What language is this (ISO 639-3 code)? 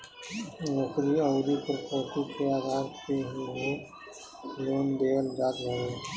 bho